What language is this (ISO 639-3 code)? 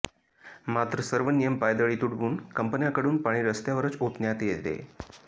mar